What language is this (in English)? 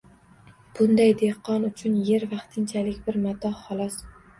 Uzbek